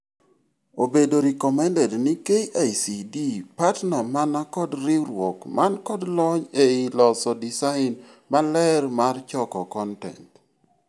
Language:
Luo (Kenya and Tanzania)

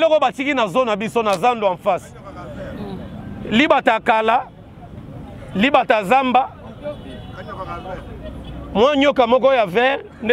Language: French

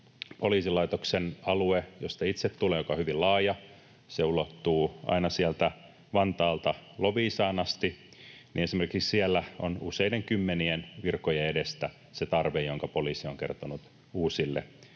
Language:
Finnish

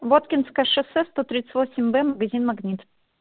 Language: Russian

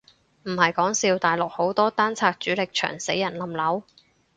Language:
Cantonese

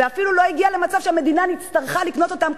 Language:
Hebrew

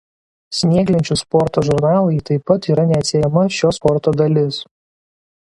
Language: Lithuanian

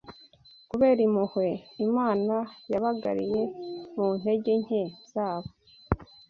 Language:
Kinyarwanda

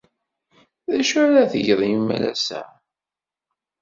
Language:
Kabyle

